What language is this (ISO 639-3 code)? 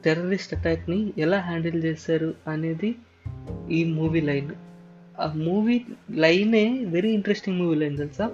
tel